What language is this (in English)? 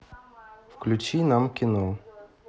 Russian